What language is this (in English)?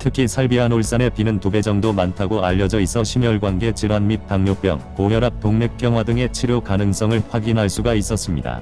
Korean